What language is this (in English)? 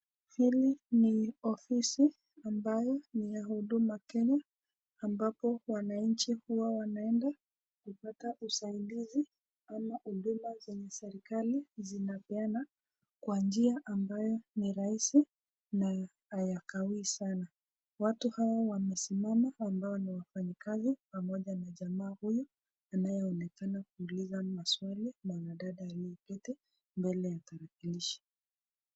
Swahili